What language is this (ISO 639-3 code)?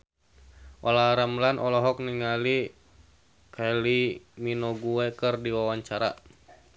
sun